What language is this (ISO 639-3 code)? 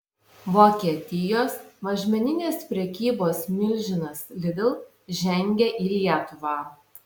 lit